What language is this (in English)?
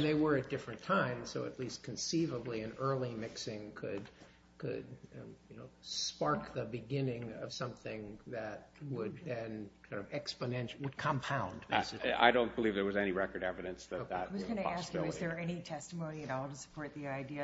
English